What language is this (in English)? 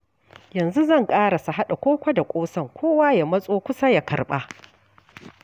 Hausa